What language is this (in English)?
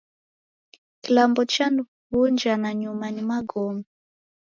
Taita